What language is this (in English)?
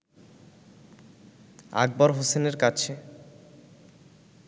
Bangla